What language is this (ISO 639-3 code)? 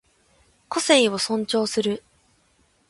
jpn